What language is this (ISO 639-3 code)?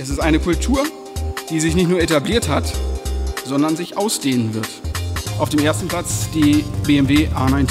deu